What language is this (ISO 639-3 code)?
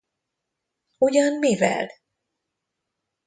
hun